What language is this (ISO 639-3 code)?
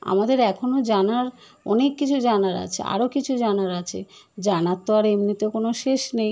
ben